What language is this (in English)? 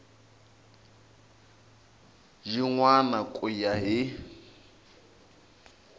Tsonga